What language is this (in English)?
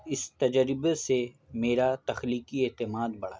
Urdu